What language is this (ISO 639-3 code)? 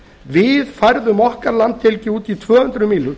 isl